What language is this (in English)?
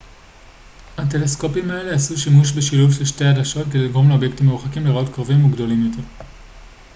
Hebrew